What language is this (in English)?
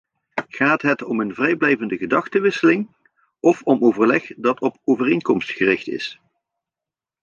Dutch